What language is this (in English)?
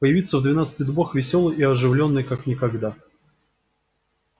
Russian